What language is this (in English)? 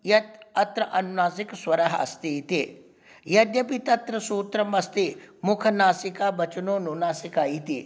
Sanskrit